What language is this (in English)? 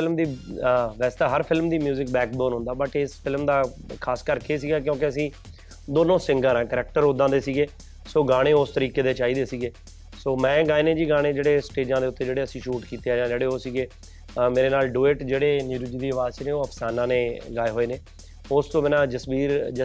Punjabi